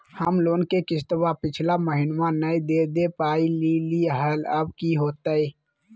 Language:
Magahi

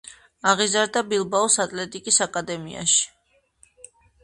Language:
Georgian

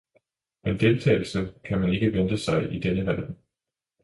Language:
Danish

